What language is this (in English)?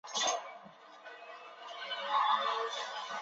Chinese